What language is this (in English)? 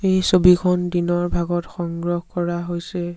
Assamese